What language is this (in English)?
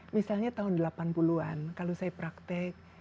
Indonesian